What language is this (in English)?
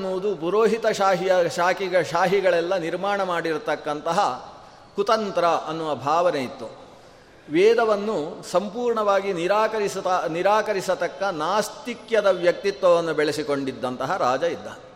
Kannada